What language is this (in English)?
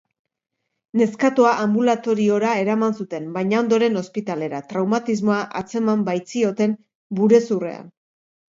Basque